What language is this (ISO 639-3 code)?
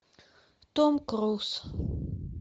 rus